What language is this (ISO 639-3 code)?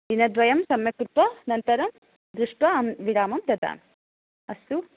san